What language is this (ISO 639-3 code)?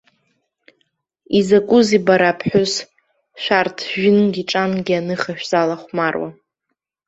abk